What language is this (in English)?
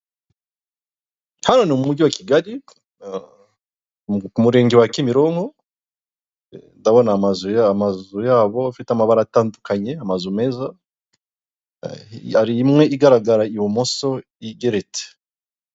Kinyarwanda